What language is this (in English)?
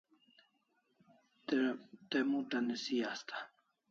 Kalasha